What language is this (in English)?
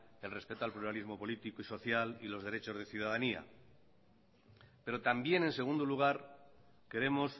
Spanish